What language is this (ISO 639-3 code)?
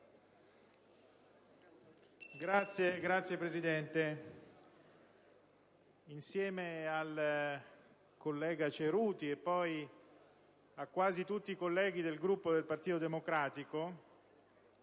ita